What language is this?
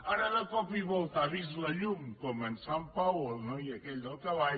Catalan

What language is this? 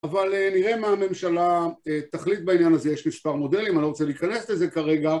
Hebrew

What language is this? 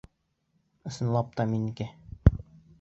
Bashkir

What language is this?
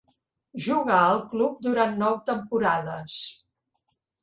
Catalan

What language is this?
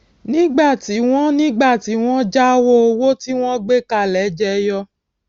Yoruba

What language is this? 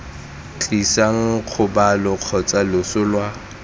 Tswana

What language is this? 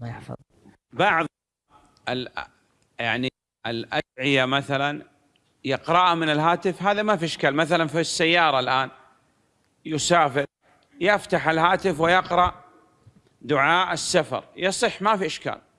Indonesian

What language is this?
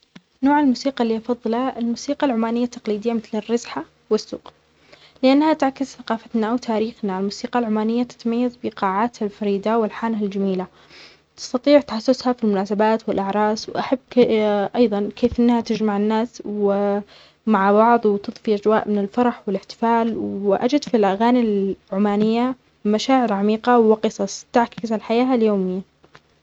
Omani Arabic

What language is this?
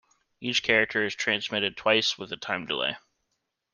English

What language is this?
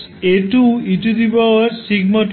Bangla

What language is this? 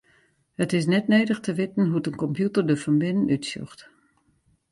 Western Frisian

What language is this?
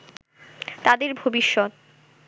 Bangla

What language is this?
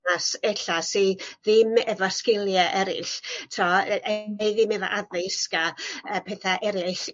Welsh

